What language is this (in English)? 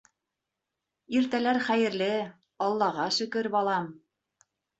Bashkir